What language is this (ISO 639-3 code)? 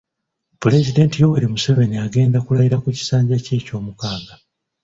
lug